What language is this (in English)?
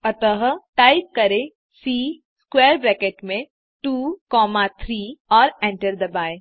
Hindi